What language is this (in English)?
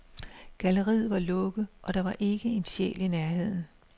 Danish